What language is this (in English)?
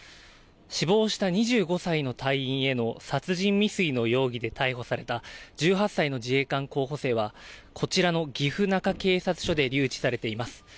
Japanese